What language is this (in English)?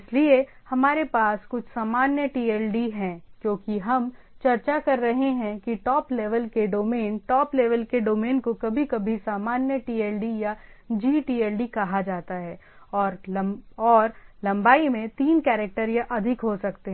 Hindi